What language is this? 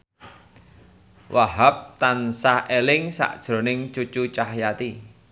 Javanese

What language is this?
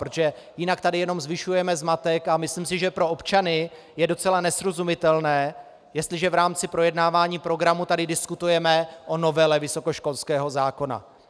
Czech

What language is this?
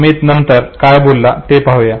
Marathi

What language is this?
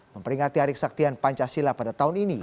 Indonesian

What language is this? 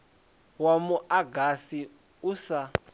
Venda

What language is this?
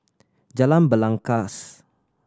English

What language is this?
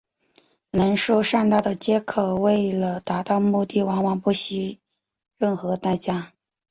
Chinese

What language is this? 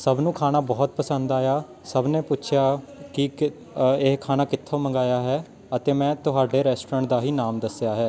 Punjabi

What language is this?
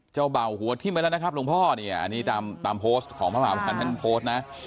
Thai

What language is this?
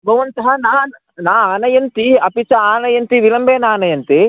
Sanskrit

